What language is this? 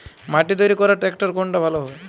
Bangla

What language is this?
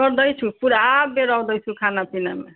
Nepali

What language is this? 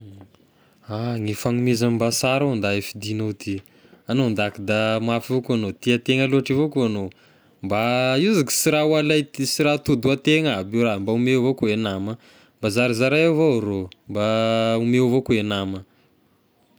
Tesaka Malagasy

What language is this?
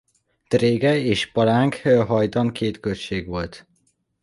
Hungarian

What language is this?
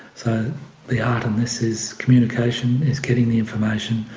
English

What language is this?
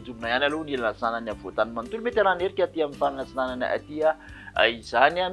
Malagasy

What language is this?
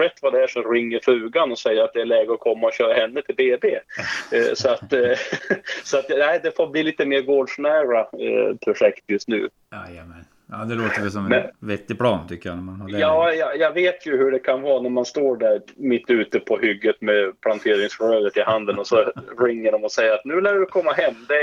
Swedish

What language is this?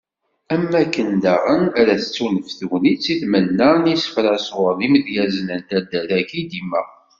Kabyle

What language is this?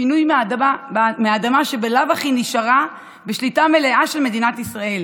Hebrew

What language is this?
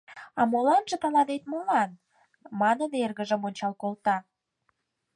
Mari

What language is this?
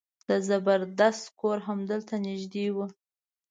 Pashto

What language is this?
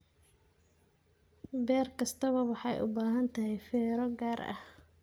Somali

